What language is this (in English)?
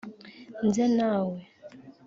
Kinyarwanda